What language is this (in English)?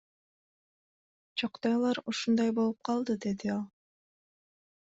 Kyrgyz